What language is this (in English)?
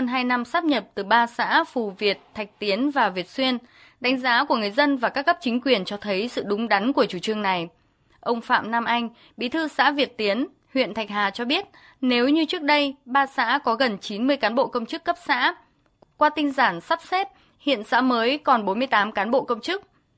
Vietnamese